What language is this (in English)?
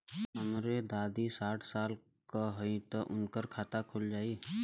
Bhojpuri